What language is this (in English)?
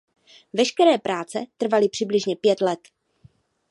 Czech